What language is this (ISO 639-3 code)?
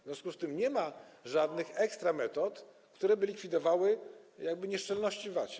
pol